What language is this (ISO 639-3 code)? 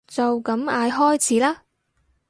yue